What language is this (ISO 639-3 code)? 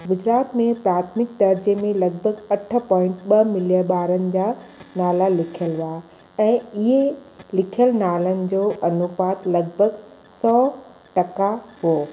snd